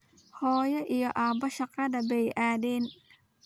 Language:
Somali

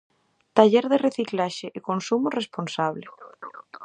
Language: Galician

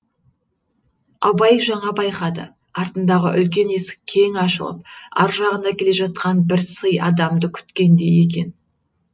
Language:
Kazakh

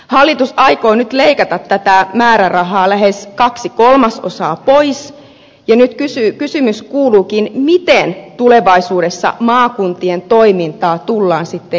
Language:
Finnish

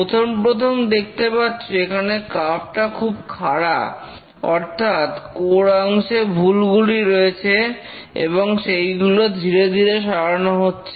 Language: Bangla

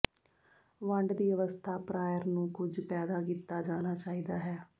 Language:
Punjabi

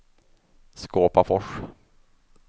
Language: Swedish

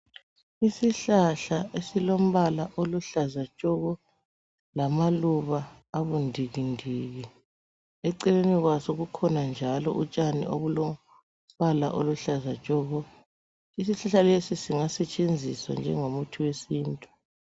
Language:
North Ndebele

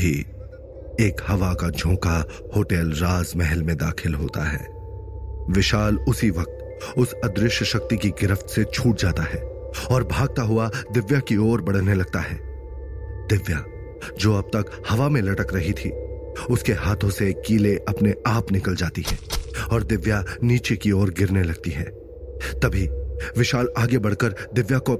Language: Hindi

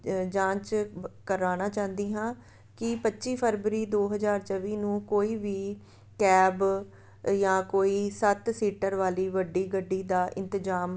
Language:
Punjabi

